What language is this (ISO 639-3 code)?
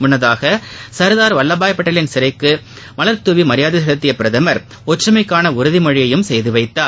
tam